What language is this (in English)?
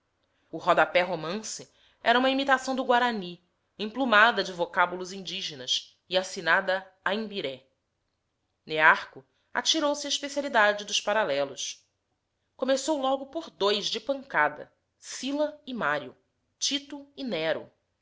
Portuguese